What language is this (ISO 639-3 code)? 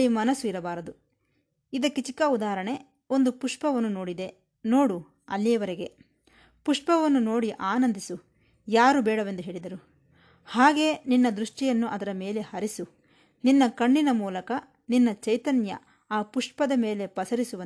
kan